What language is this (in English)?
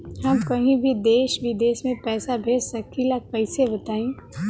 Bhojpuri